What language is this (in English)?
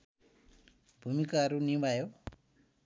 Nepali